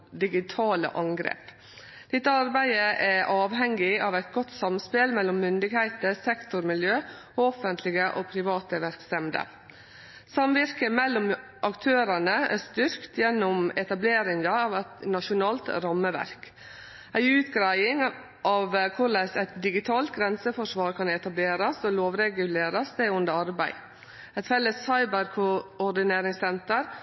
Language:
Norwegian Nynorsk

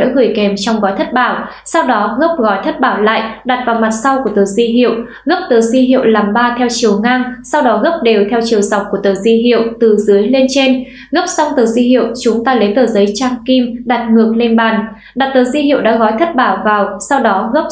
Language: Vietnamese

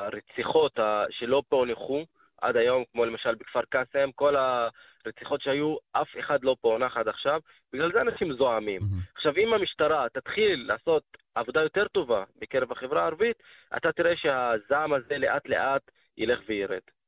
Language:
Hebrew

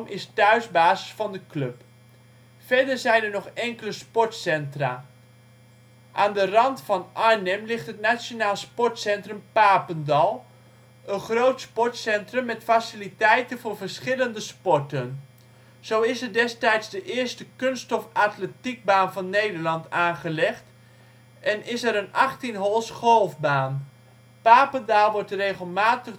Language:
Dutch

